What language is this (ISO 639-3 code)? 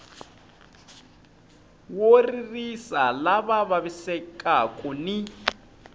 tso